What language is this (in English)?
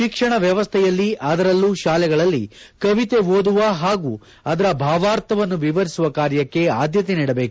Kannada